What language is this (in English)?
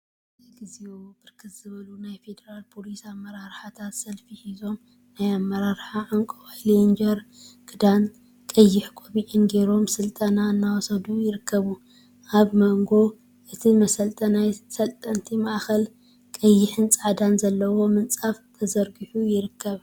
Tigrinya